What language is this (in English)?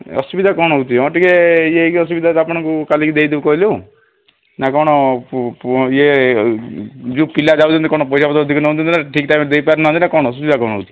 Odia